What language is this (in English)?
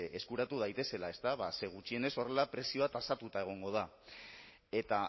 Basque